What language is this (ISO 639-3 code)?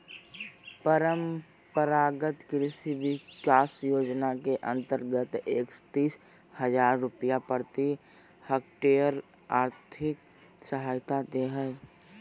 mag